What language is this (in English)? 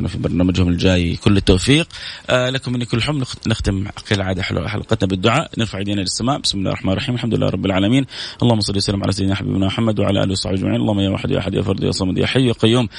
Arabic